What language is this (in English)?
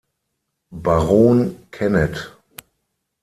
German